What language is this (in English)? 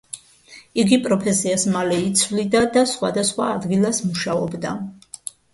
Georgian